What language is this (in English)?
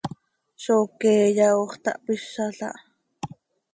Seri